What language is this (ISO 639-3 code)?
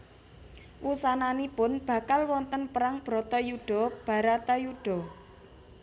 jav